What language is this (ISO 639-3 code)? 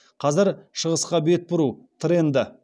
kaz